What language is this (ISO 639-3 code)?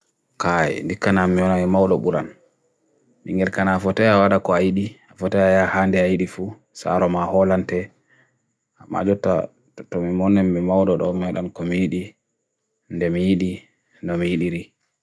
fui